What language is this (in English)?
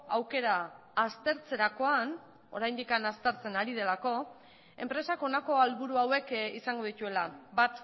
Basque